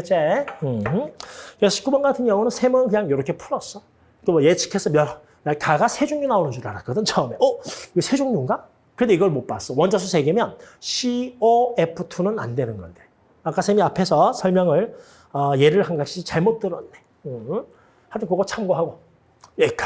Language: Korean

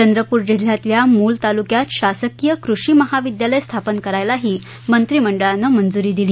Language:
Marathi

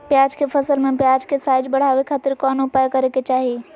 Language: Magahi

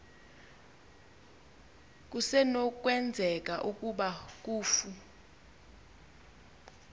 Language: Xhosa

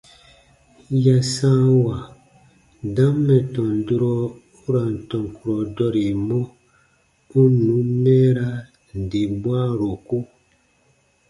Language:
Baatonum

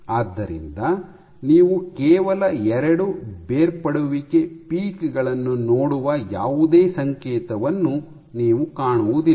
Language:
Kannada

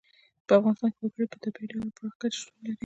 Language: Pashto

